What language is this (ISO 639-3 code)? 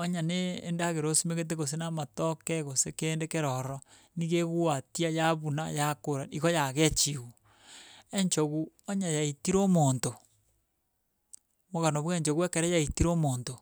guz